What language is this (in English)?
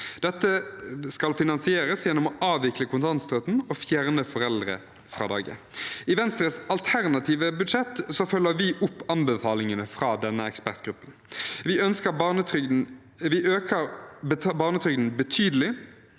Norwegian